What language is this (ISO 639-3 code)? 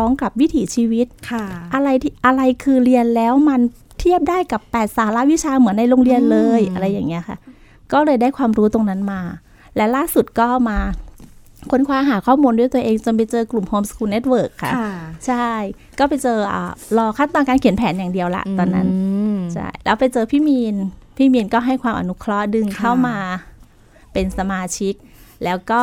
tha